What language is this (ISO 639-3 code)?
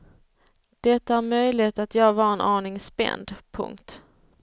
swe